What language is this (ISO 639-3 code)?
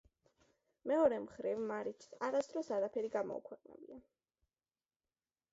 kat